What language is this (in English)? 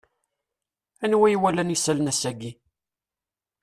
Kabyle